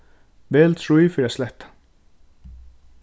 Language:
Faroese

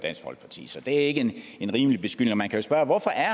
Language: Danish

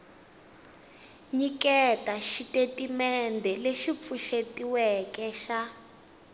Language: Tsonga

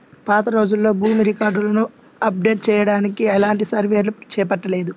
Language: Telugu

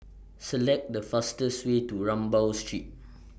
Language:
English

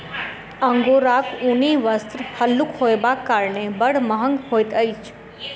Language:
Maithili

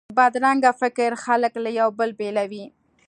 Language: Pashto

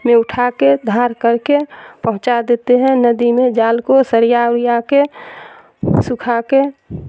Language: Urdu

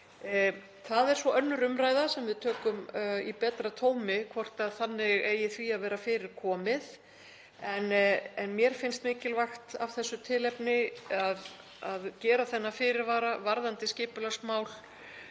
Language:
Icelandic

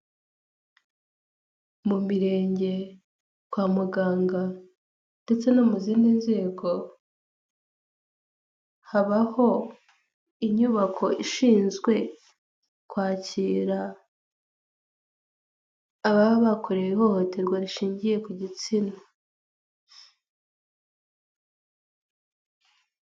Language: Kinyarwanda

